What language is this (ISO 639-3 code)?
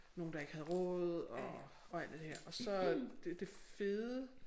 dan